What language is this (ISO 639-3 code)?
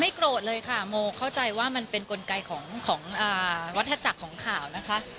tha